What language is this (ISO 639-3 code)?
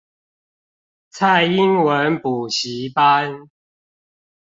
zho